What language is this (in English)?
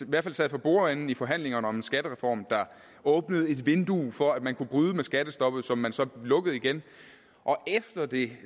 Danish